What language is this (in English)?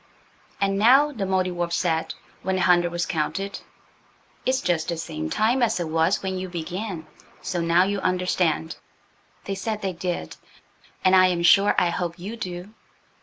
English